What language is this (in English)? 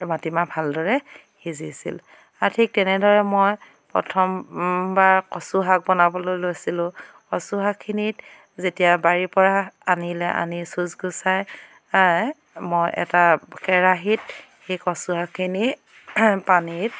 Assamese